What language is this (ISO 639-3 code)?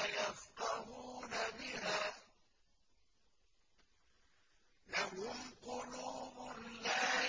ara